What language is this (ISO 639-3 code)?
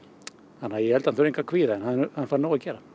isl